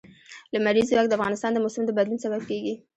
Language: Pashto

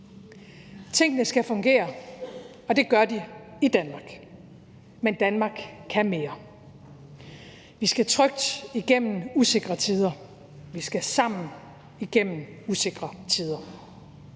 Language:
Danish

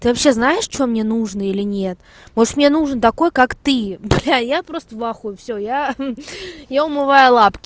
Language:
Russian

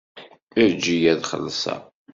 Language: Kabyle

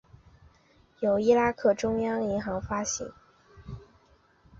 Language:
Chinese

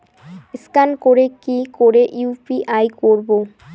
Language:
Bangla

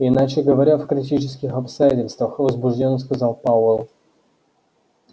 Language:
Russian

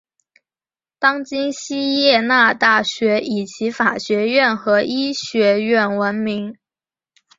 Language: Chinese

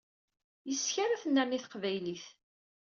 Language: Kabyle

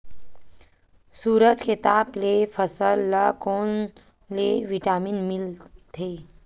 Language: Chhattisgarhi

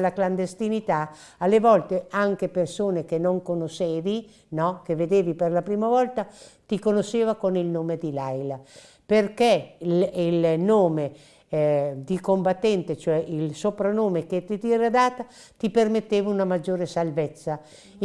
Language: Italian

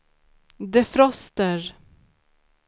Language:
Swedish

